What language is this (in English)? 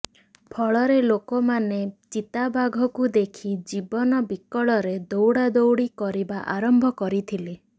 Odia